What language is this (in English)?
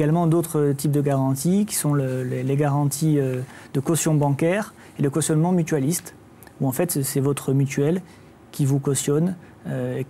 French